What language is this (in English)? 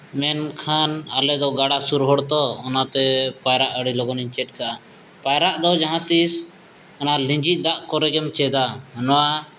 Santali